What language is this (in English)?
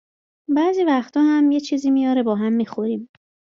Persian